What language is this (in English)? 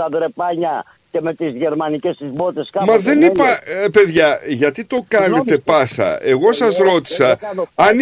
Greek